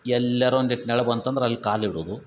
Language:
Kannada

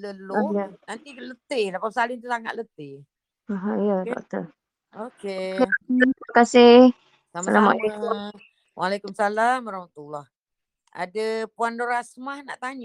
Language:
Malay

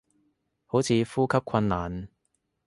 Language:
Cantonese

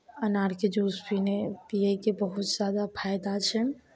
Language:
Maithili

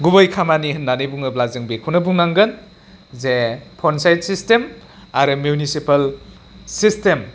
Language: Bodo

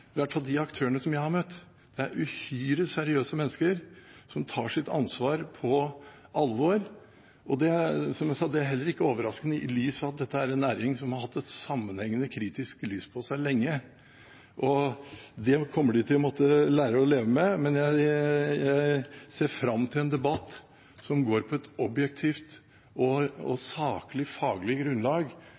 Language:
Norwegian Bokmål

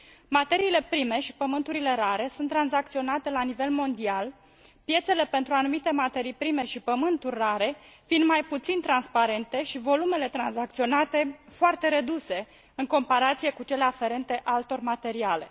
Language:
Romanian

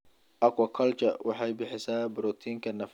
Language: Somali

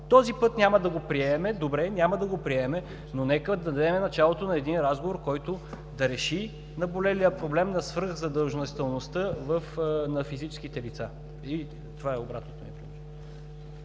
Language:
Bulgarian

